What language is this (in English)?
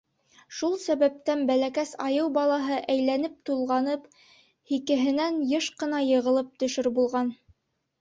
Bashkir